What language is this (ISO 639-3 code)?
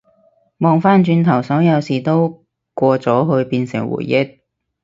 yue